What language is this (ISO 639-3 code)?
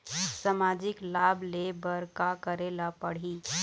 hne